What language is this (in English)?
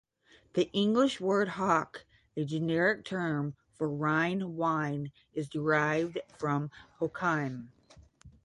English